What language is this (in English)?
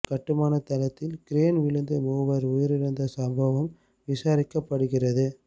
Tamil